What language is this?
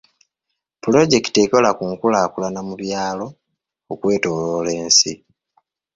Ganda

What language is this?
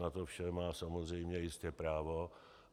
Czech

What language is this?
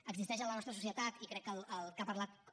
Catalan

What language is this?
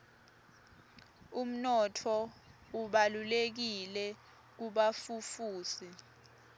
Swati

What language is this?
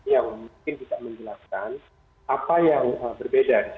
Indonesian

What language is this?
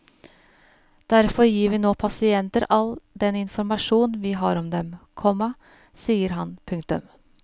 Norwegian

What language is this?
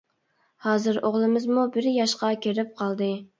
Uyghur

